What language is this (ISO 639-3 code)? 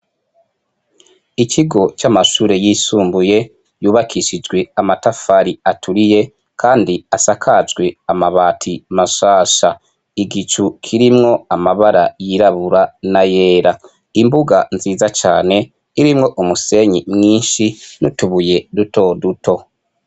run